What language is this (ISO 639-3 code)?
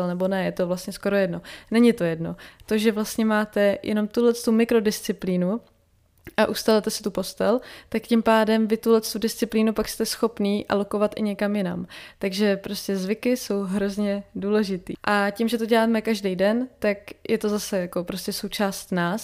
ces